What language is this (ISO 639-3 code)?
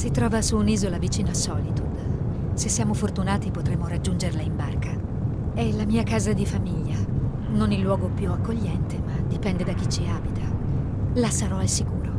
ita